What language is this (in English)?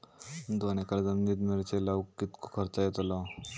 Marathi